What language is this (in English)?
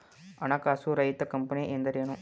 Kannada